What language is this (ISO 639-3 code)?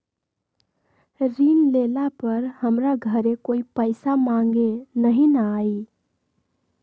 mag